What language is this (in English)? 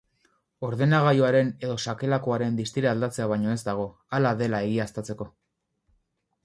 Basque